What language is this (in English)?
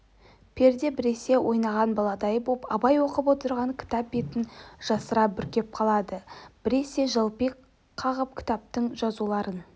Kazakh